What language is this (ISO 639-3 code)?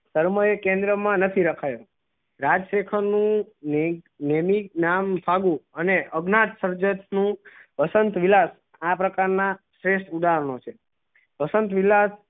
guj